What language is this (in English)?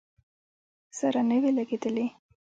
Pashto